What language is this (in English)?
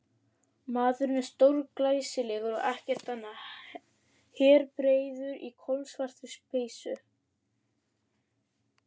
Icelandic